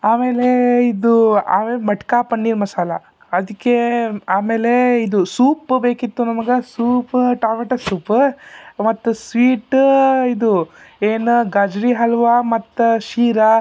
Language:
Kannada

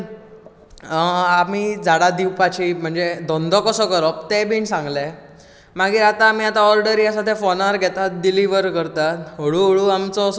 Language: Konkani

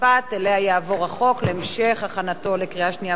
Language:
Hebrew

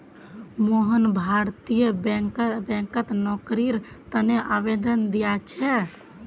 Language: Magahi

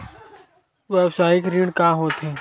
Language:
Chhattisgarhi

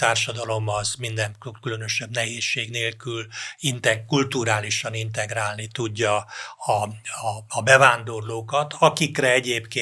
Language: Hungarian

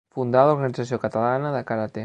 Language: Catalan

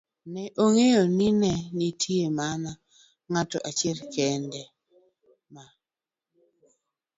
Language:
Luo (Kenya and Tanzania)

